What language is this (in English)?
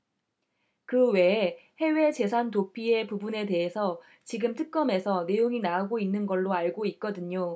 Korean